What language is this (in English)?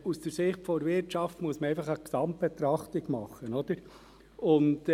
Swiss German